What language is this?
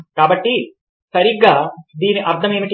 Telugu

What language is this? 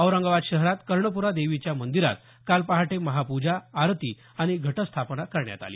Marathi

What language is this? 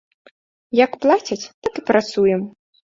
Belarusian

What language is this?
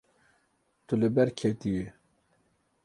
Kurdish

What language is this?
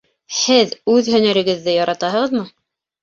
Bashkir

